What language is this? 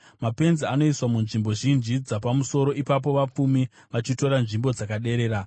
Shona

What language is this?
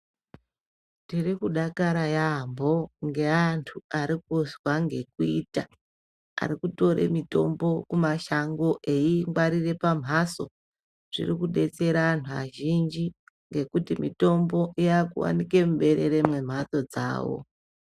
Ndau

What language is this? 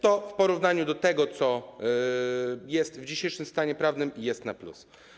Polish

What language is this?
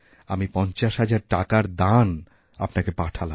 Bangla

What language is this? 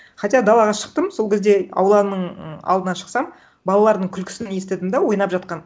Kazakh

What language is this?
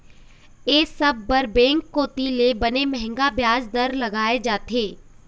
Chhattisgarhi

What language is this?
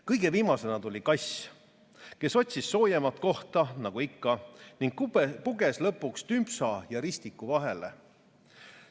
Estonian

